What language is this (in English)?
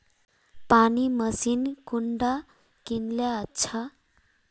Magahi